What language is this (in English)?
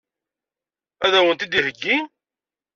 Kabyle